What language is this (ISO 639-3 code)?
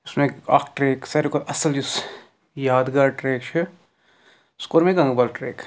kas